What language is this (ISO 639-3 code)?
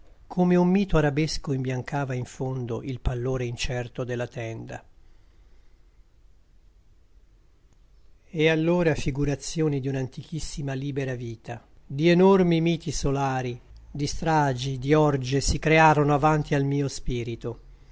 ita